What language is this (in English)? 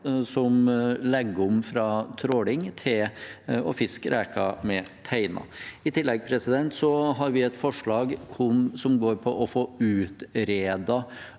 Norwegian